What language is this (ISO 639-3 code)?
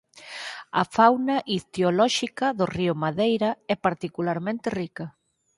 glg